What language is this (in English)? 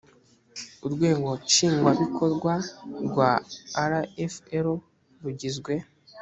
Kinyarwanda